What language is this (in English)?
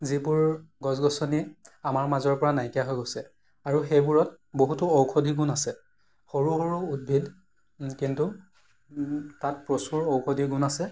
Assamese